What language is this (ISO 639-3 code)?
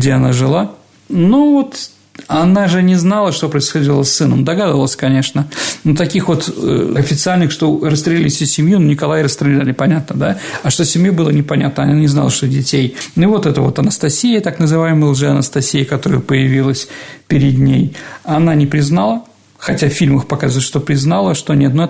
rus